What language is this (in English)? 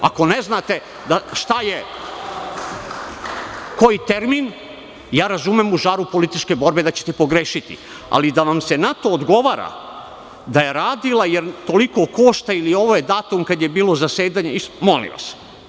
Serbian